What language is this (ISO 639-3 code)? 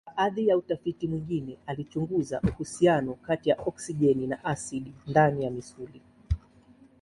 swa